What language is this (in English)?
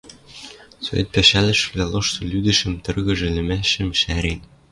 Western Mari